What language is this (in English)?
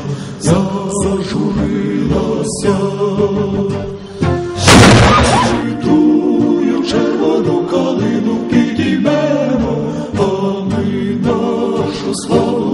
Romanian